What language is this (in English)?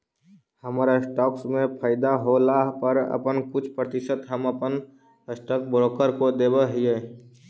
Magahi